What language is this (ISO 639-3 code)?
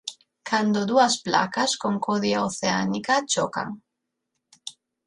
glg